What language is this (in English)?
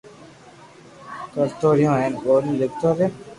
Loarki